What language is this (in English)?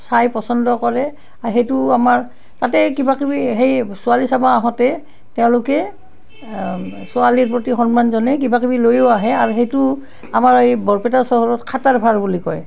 Assamese